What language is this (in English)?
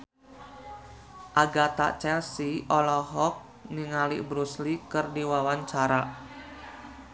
Sundanese